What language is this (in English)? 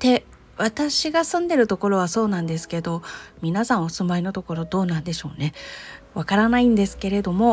Japanese